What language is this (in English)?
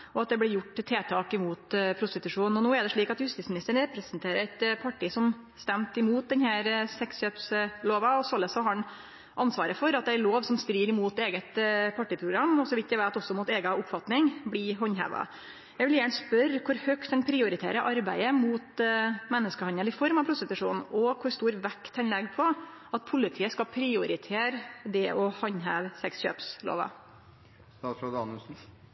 Norwegian Nynorsk